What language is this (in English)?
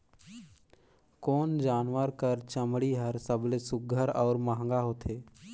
Chhattisgarhi